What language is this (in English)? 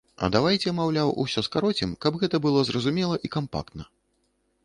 Belarusian